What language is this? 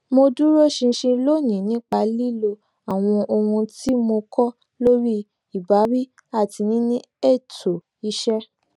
Yoruba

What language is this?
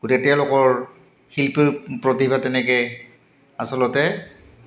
Assamese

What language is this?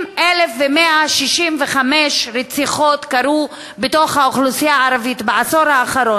Hebrew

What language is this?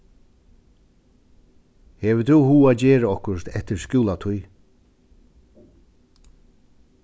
Faroese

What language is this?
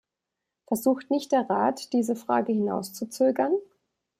German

